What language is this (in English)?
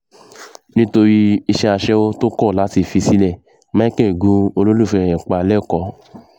Yoruba